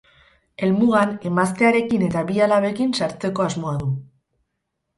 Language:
Basque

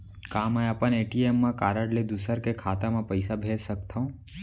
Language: Chhattisgarhi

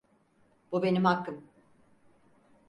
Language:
Turkish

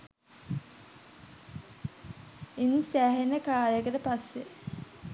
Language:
Sinhala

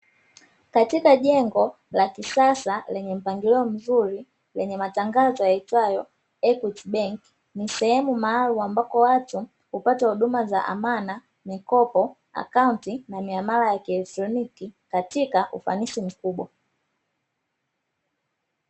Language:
Swahili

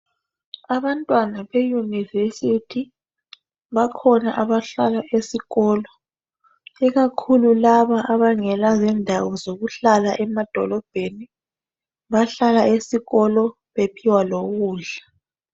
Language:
North Ndebele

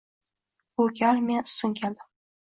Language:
Uzbek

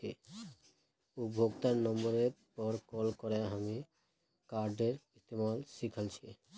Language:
Magahi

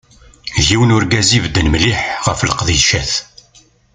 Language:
Kabyle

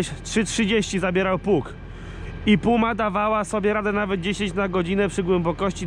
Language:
Polish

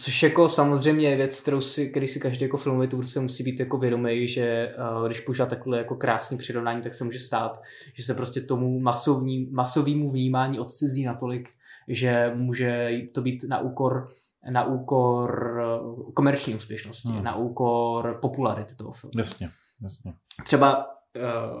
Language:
Czech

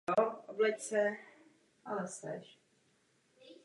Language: Czech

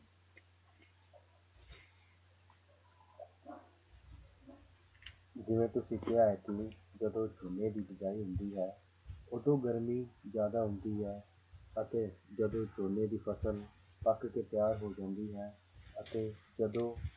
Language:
Punjabi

